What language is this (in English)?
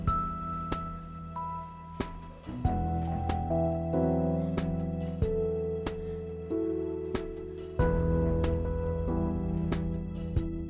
Indonesian